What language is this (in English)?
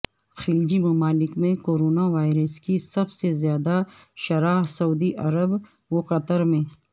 Urdu